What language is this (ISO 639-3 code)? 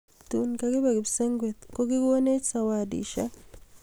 kln